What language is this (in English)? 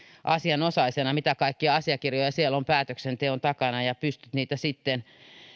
Finnish